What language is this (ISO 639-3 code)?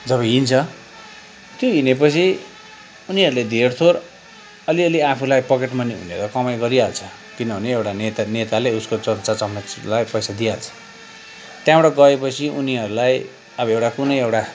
nep